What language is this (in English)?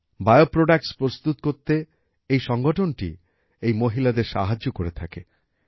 Bangla